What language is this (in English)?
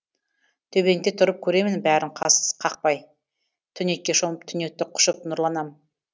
Kazakh